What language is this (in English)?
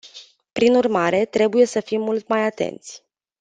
Romanian